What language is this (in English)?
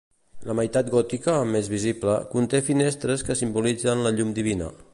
Catalan